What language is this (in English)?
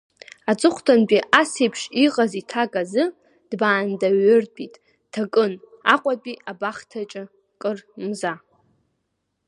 Abkhazian